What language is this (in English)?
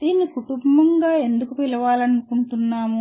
Telugu